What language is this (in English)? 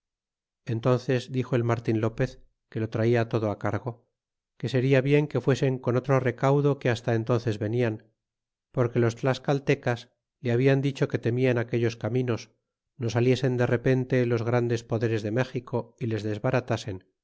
Spanish